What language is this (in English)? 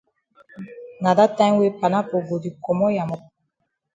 Cameroon Pidgin